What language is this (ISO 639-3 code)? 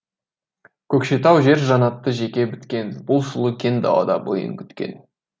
kaz